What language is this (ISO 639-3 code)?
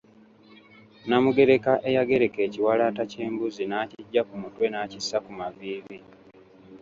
lug